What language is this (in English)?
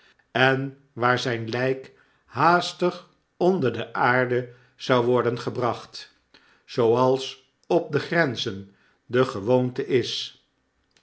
Dutch